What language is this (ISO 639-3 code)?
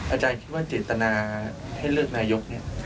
tha